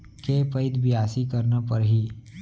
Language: Chhattisgarhi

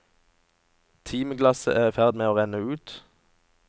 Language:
Norwegian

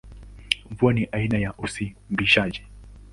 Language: Swahili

